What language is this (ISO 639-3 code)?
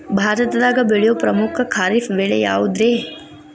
kan